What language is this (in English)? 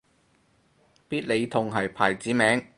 Cantonese